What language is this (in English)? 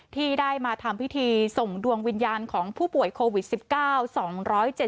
Thai